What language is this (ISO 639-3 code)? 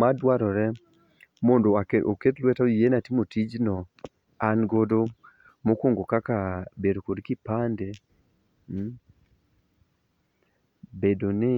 luo